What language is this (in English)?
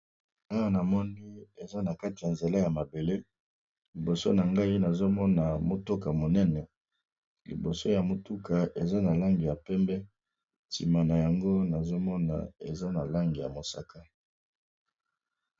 Lingala